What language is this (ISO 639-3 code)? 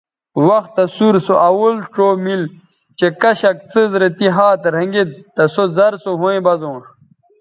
btv